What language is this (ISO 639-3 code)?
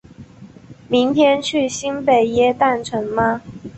zho